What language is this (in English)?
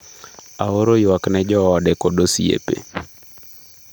Luo (Kenya and Tanzania)